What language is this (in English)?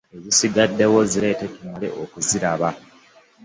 Ganda